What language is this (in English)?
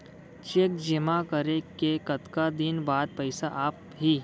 Chhattisgarhi